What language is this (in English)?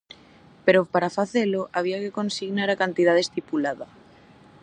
Galician